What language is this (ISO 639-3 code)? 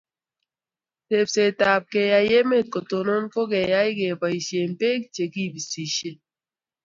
kln